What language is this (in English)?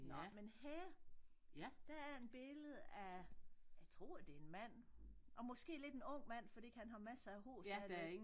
Danish